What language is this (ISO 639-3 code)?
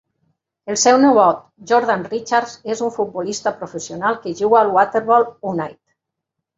cat